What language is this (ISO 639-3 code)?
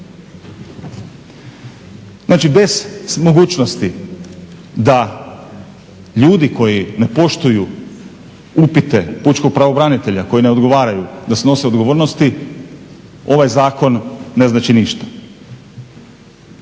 hrv